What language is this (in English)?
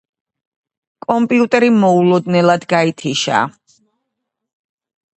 Georgian